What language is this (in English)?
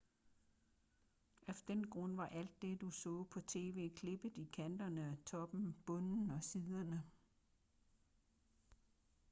Danish